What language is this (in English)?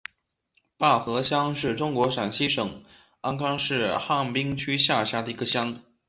Chinese